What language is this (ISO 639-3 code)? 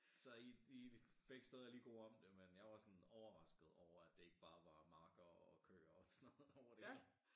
dan